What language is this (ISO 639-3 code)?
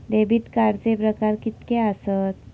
mar